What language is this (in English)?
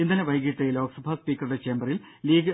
Malayalam